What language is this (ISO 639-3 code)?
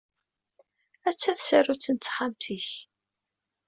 kab